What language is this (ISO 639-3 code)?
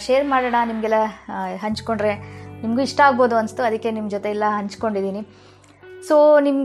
kan